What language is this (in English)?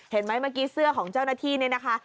Thai